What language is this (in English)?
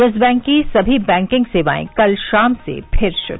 Hindi